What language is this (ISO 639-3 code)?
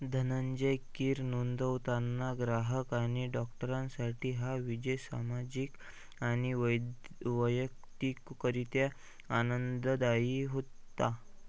mar